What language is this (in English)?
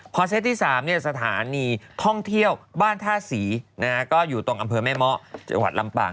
Thai